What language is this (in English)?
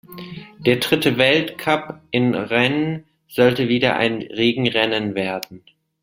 German